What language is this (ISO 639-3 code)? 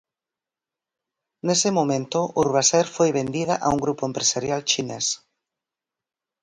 glg